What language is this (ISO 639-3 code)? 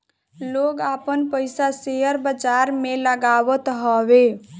bho